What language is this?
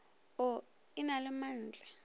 Northern Sotho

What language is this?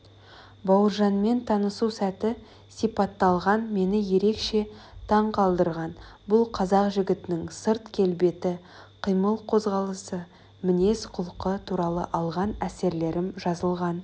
Kazakh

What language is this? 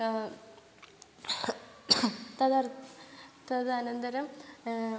Sanskrit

